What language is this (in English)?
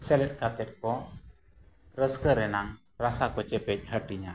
Santali